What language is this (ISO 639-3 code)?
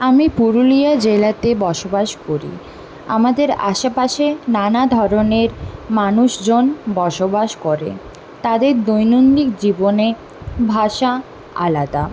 ben